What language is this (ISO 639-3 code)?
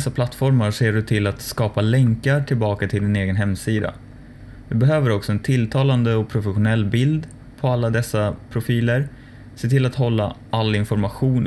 swe